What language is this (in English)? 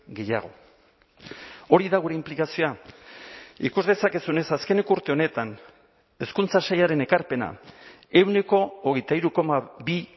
Basque